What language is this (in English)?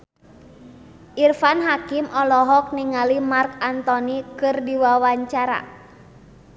Sundanese